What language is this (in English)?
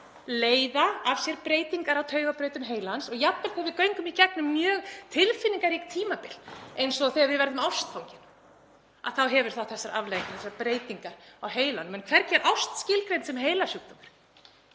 Icelandic